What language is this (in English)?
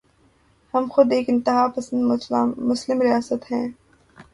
Urdu